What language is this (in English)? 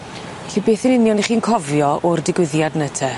Welsh